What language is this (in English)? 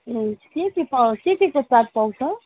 Nepali